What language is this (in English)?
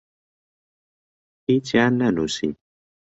Central Kurdish